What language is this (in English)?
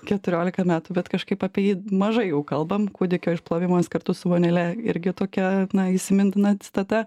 Lithuanian